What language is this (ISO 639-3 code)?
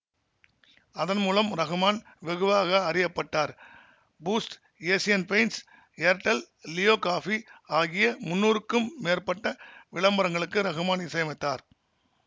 tam